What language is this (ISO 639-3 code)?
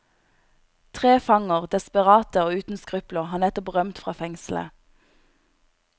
nor